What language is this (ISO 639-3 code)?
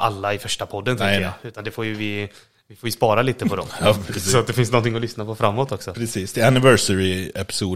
swe